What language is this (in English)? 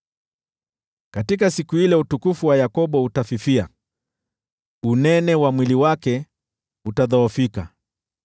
Swahili